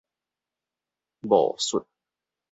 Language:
Min Nan Chinese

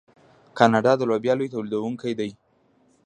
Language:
Pashto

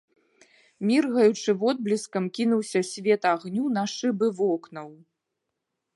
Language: Belarusian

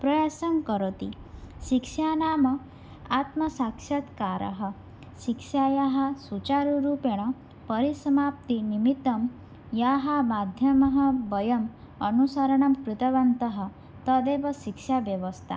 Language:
Sanskrit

